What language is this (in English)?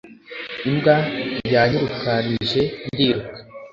Kinyarwanda